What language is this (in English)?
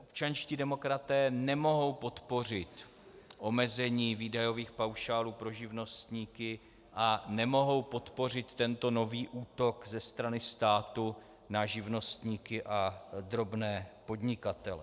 Czech